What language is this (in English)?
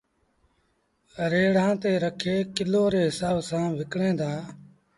Sindhi Bhil